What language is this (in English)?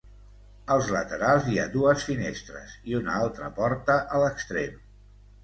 Catalan